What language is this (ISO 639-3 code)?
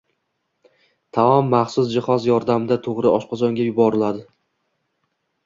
uzb